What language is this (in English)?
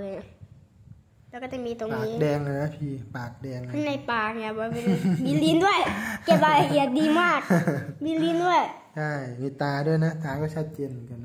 Thai